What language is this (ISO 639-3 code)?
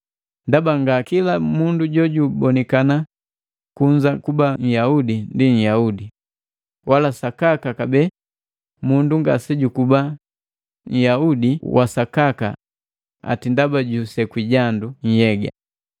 mgv